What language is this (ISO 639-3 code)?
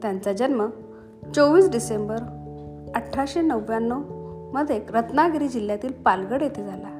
mar